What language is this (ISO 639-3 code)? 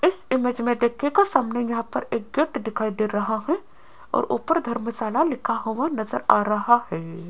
hin